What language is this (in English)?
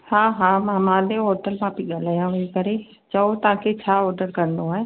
Sindhi